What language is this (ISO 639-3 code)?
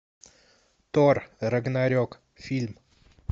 rus